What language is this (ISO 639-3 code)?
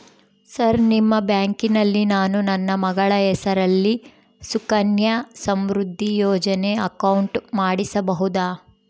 kan